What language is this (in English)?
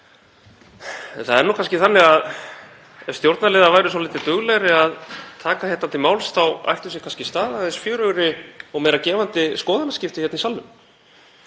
Icelandic